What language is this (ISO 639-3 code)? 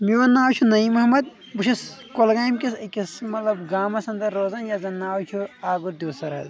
kas